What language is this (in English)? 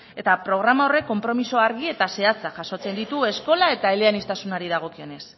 Basque